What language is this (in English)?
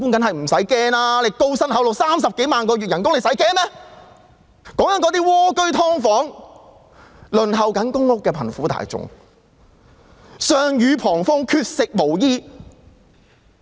Cantonese